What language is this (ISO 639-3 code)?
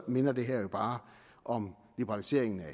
dan